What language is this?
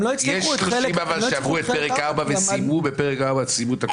Hebrew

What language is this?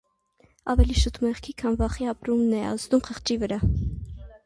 Armenian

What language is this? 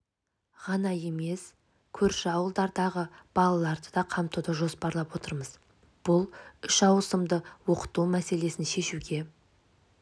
Kazakh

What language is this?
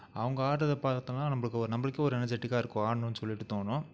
Tamil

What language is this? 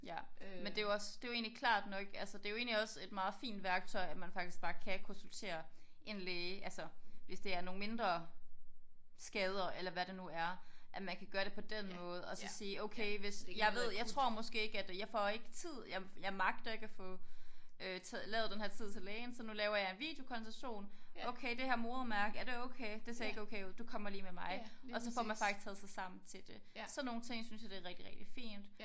Danish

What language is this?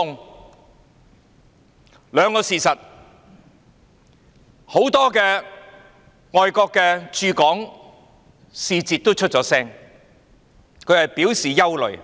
Cantonese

